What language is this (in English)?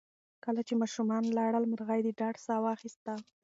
Pashto